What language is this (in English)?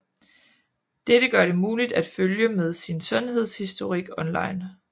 Danish